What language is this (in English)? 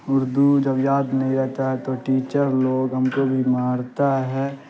Urdu